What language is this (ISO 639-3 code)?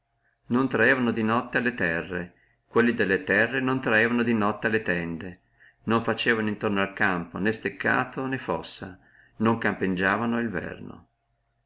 ita